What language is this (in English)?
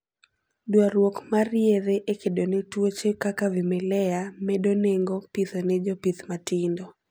Luo (Kenya and Tanzania)